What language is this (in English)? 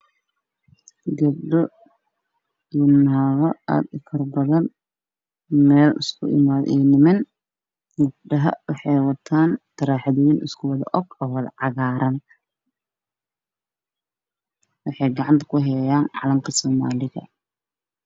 Somali